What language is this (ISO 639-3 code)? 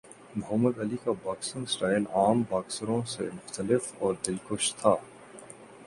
urd